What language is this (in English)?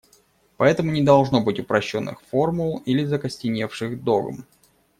Russian